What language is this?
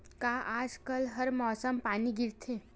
Chhattisgarhi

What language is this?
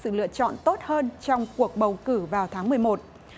Vietnamese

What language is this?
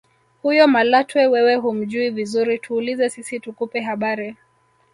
Swahili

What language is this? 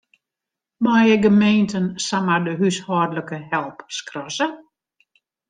Western Frisian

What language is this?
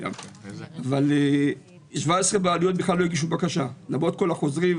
Hebrew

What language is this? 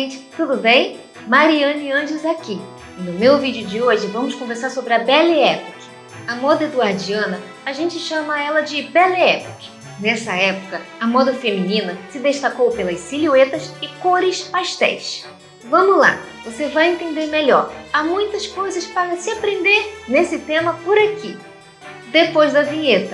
Portuguese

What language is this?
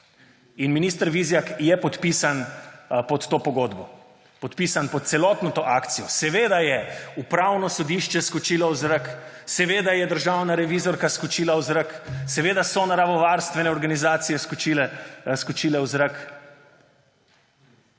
Slovenian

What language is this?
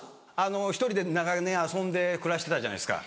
Japanese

